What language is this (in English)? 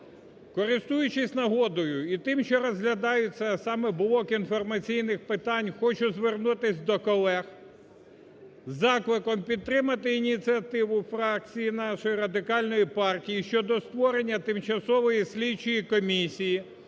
Ukrainian